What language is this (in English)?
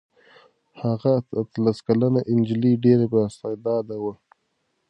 Pashto